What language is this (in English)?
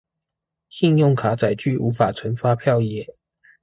Chinese